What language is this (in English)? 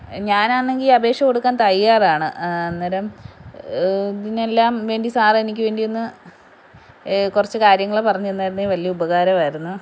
Malayalam